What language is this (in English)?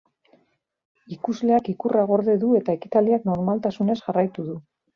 Basque